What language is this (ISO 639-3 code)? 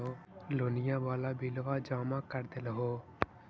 mag